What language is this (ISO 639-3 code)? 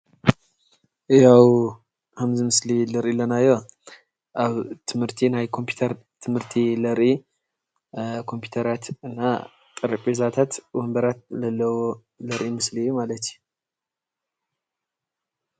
tir